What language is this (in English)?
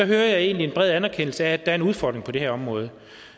Danish